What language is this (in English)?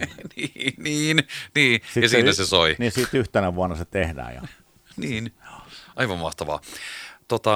Finnish